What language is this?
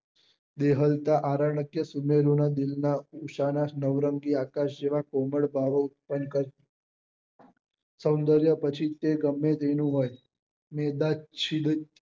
Gujarati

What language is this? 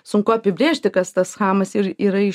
Lithuanian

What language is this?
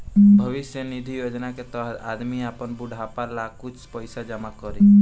Bhojpuri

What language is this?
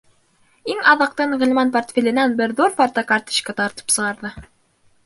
Bashkir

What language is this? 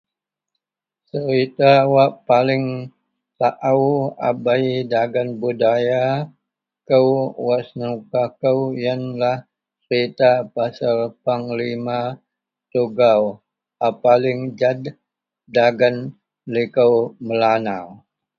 Central Melanau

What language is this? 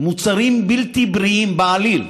Hebrew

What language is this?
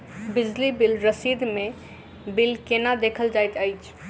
Maithili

